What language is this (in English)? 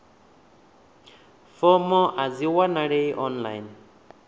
Venda